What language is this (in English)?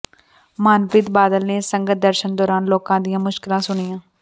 Punjabi